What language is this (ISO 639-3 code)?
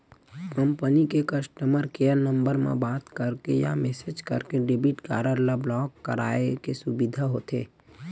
hne